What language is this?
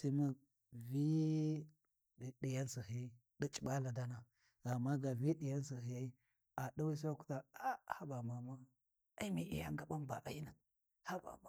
Warji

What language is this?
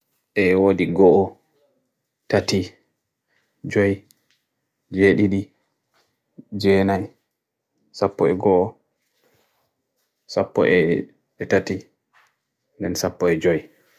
Bagirmi Fulfulde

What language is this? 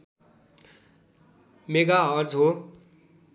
Nepali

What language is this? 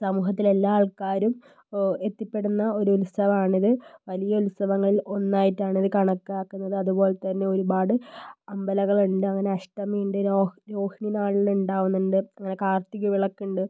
Malayalam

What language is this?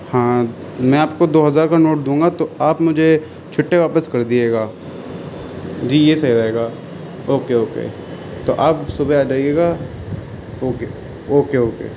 Urdu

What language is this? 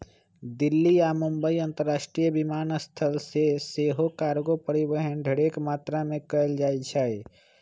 Magahi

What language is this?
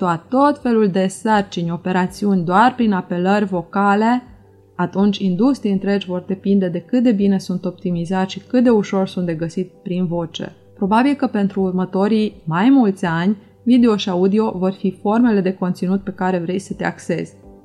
Romanian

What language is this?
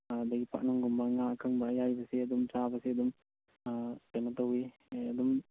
Manipuri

